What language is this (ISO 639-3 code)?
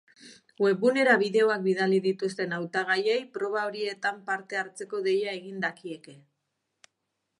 eus